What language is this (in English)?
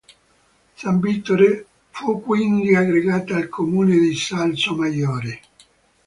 Italian